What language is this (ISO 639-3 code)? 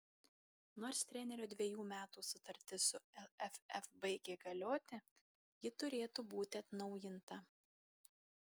lit